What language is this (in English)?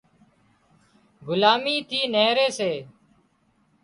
Wadiyara Koli